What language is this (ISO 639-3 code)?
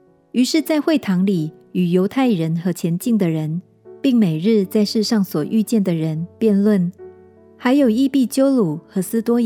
zho